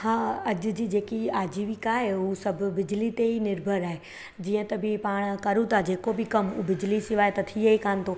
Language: Sindhi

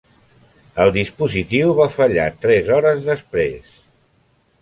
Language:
Catalan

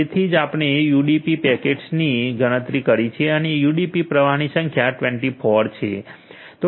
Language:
Gujarati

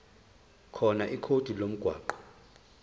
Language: Zulu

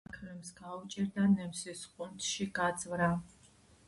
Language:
Georgian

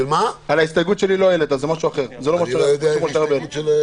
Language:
Hebrew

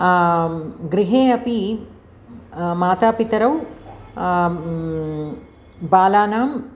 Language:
Sanskrit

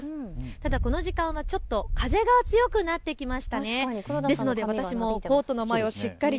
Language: Japanese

